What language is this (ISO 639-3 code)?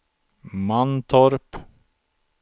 swe